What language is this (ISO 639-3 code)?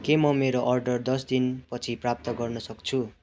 nep